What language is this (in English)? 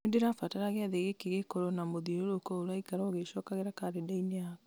Kikuyu